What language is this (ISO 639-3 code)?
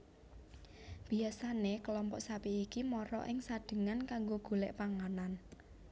jav